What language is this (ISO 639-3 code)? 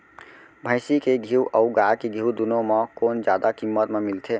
hne